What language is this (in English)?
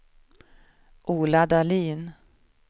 Swedish